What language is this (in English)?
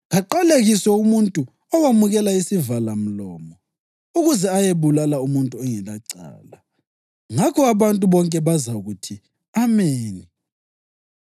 North Ndebele